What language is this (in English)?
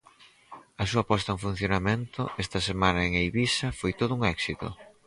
Galician